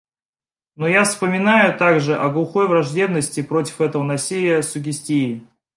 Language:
Russian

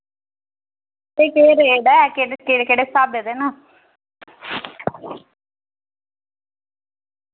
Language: Dogri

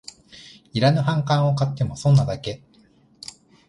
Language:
Japanese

